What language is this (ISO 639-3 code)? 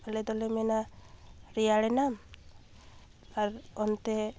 sat